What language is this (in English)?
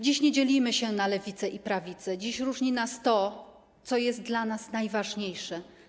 Polish